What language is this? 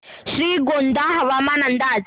Marathi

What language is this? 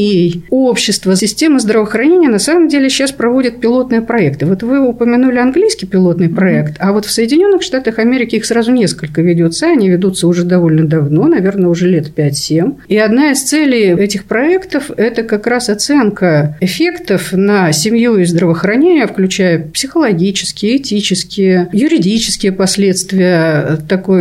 Russian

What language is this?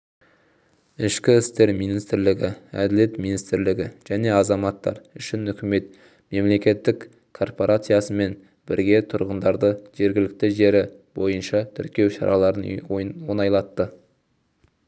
Kazakh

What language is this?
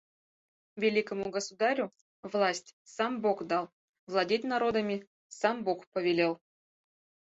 Mari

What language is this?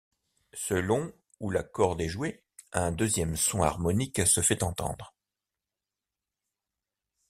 French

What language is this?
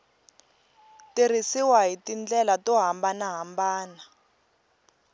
Tsonga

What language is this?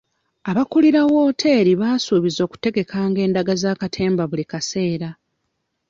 Ganda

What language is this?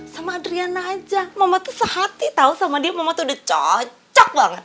Indonesian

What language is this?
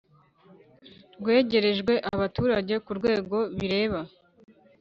Kinyarwanda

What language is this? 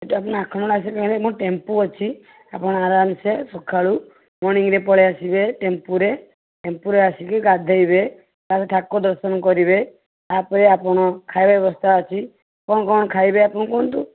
Odia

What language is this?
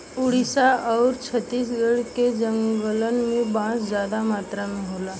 Bhojpuri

